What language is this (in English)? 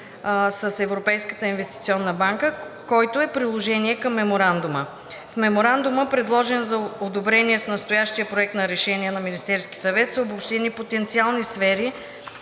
Bulgarian